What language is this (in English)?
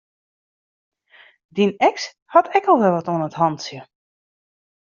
Western Frisian